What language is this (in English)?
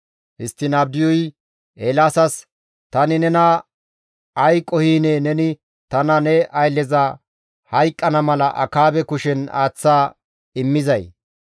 Gamo